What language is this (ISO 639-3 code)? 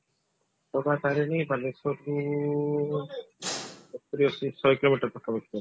ori